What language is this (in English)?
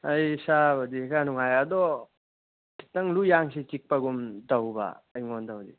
Manipuri